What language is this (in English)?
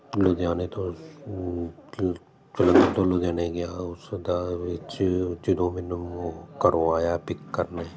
Punjabi